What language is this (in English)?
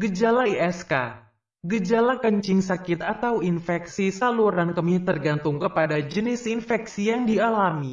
Indonesian